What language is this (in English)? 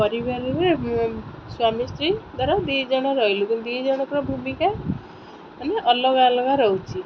Odia